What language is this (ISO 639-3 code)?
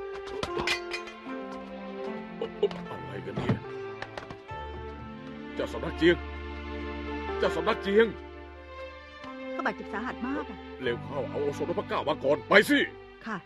tha